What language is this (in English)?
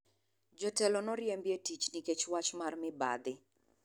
Luo (Kenya and Tanzania)